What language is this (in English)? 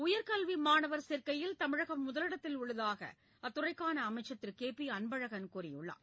Tamil